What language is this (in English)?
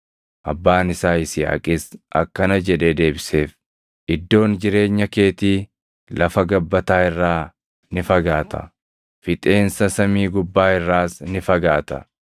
Oromo